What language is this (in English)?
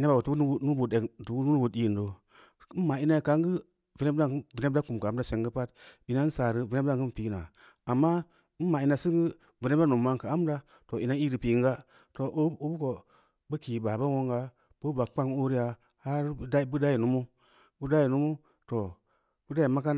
Samba Leko